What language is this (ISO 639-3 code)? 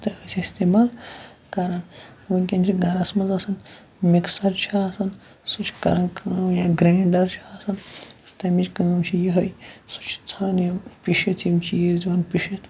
kas